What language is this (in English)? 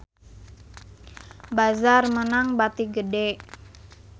Sundanese